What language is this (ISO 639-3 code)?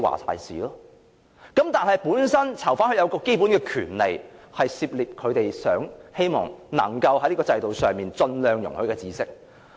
yue